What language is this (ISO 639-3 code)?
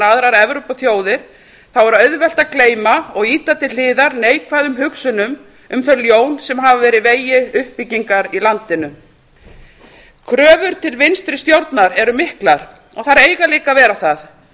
isl